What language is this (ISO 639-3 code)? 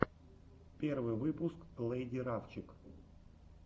rus